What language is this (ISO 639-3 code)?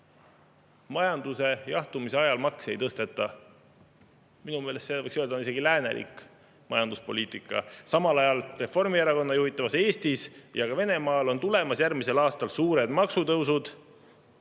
est